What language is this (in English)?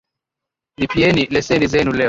Swahili